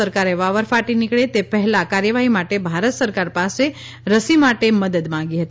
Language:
Gujarati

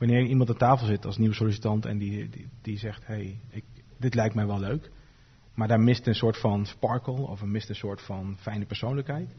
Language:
Dutch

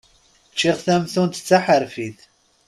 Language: Kabyle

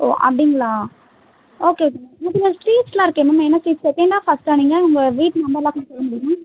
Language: Tamil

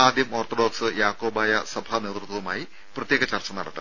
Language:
Malayalam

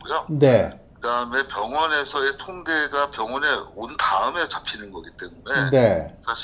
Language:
Korean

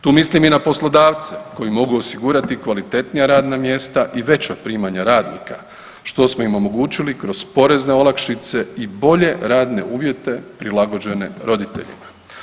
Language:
Croatian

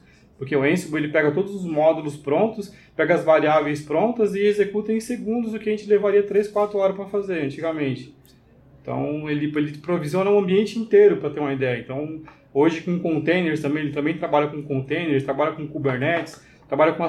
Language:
Portuguese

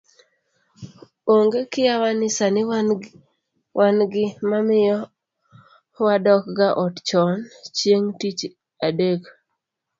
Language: Luo (Kenya and Tanzania)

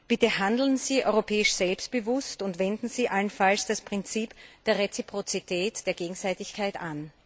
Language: German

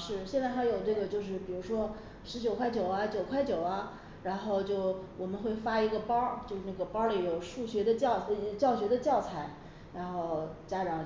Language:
Chinese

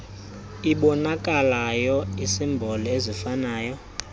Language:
Xhosa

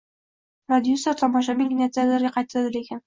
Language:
Uzbek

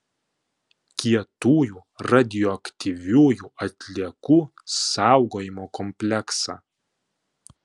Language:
Lithuanian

